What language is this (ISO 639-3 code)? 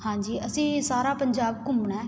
pan